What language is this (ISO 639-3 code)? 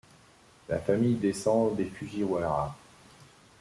fra